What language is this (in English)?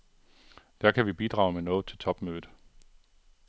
Danish